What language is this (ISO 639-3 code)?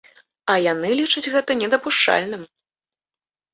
bel